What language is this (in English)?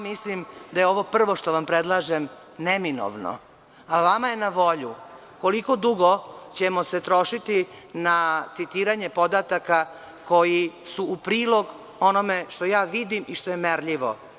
Serbian